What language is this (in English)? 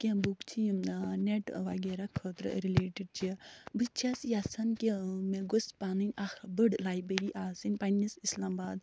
Kashmiri